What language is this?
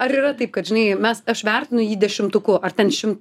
Lithuanian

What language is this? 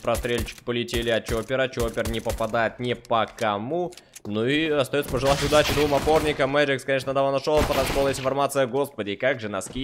Russian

